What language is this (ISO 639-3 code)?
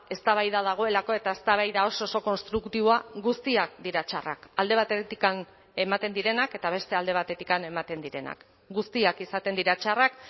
eus